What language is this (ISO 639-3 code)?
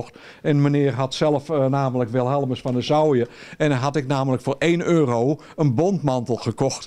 nld